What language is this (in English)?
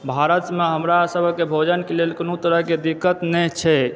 Maithili